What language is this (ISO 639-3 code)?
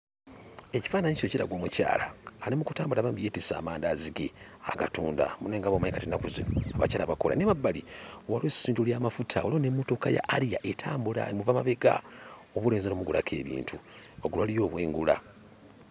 lug